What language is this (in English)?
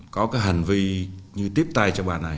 Vietnamese